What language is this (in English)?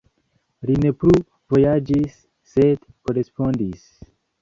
Esperanto